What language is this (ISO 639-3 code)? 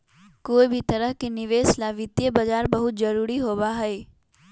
mag